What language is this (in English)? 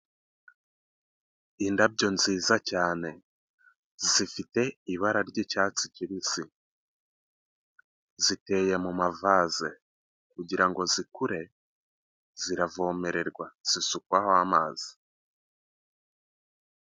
Kinyarwanda